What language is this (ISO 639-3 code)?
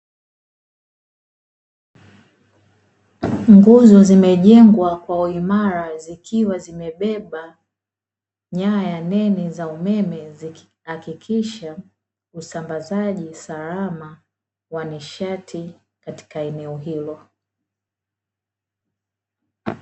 swa